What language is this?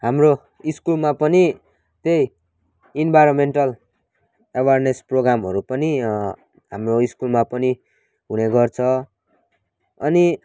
Nepali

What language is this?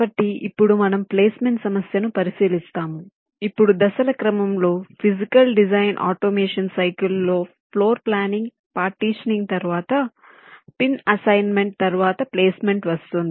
Telugu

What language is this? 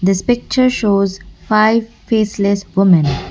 English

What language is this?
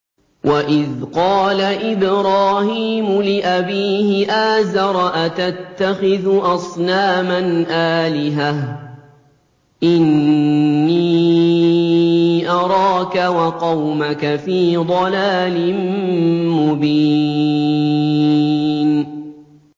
Arabic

